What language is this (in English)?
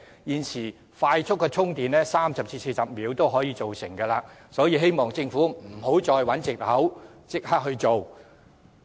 Cantonese